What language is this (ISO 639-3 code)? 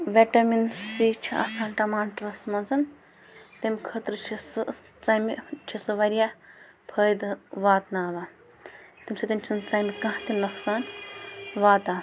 kas